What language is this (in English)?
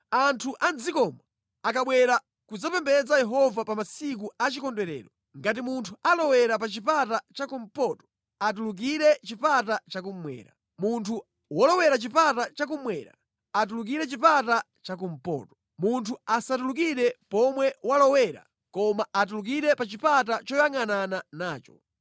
Nyanja